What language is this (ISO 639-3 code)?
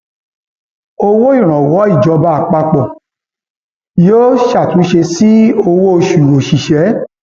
yor